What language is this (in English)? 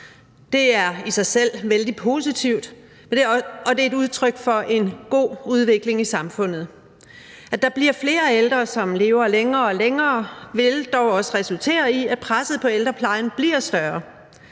Danish